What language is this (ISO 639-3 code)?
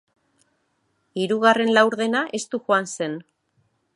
eus